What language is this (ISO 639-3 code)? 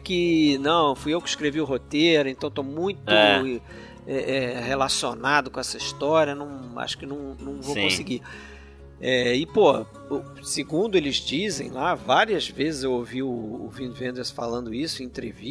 por